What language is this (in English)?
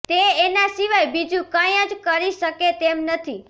Gujarati